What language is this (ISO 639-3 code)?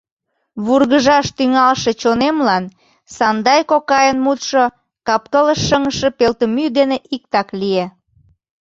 chm